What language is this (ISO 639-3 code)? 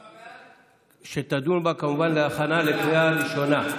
heb